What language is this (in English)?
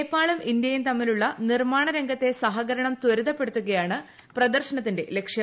Malayalam